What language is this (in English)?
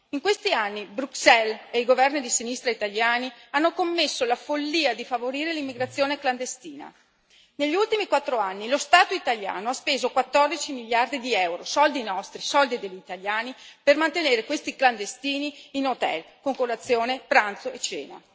Italian